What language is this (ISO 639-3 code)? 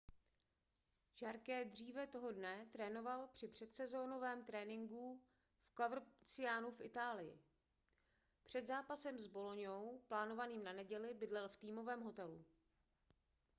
ces